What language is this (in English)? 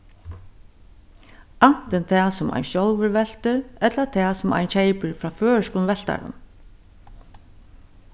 Faroese